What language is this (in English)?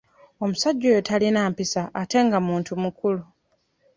Ganda